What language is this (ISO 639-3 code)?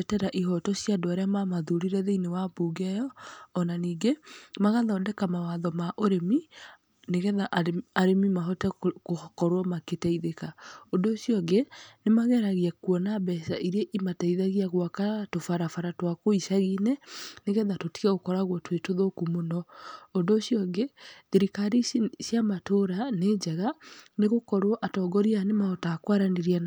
kik